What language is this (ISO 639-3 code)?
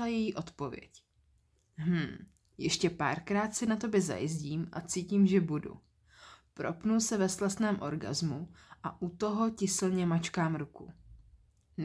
ces